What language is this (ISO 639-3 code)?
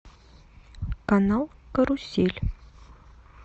rus